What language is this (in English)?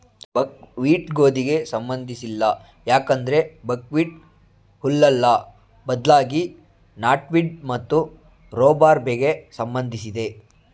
Kannada